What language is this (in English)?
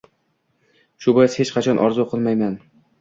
Uzbek